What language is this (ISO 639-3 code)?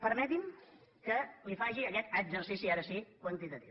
cat